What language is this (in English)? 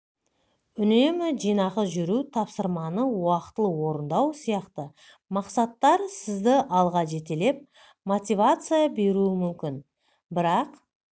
Kazakh